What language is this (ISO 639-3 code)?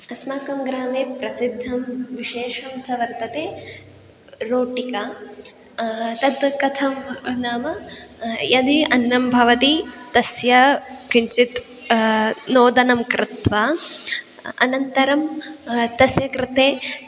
san